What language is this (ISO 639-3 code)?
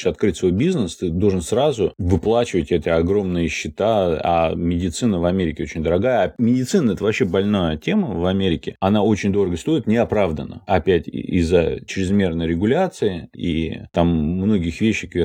rus